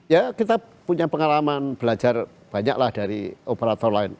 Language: Indonesian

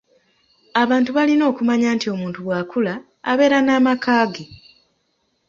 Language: Ganda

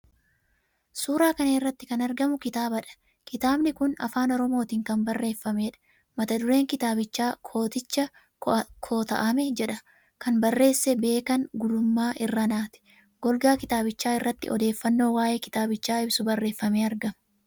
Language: Oromo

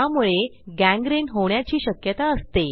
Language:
Marathi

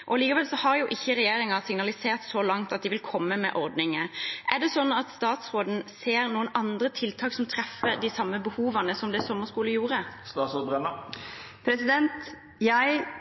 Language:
Norwegian Bokmål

